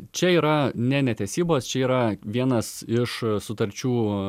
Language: Lithuanian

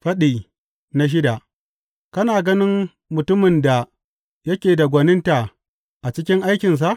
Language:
Hausa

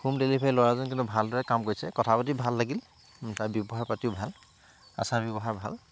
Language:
Assamese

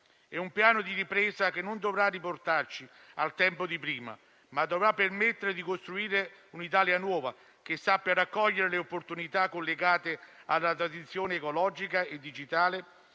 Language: Italian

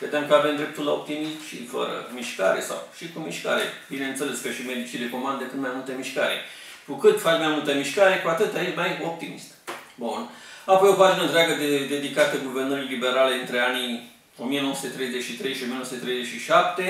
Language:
Romanian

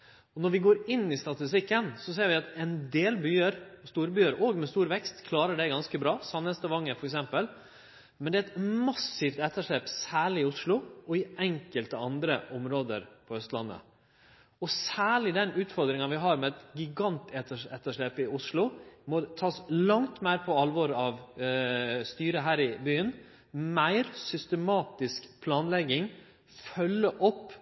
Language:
Norwegian Nynorsk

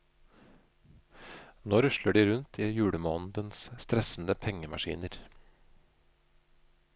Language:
Norwegian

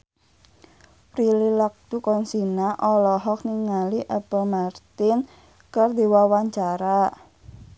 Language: Sundanese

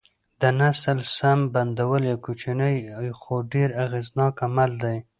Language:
Pashto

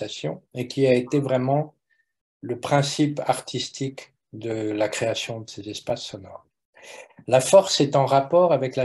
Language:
Italian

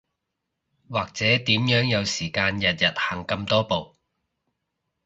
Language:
Cantonese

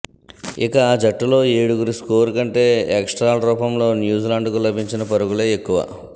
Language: Telugu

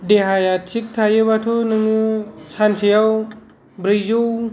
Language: Bodo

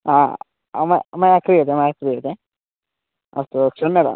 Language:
Sanskrit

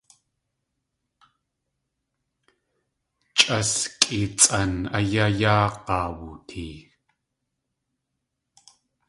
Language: Tlingit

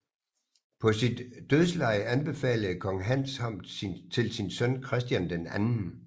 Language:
Danish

